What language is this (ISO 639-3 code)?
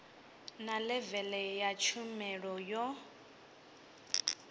ven